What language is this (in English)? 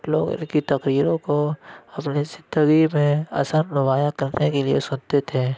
Urdu